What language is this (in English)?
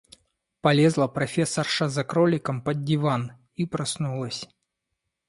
Russian